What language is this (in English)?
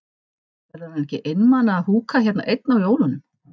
Icelandic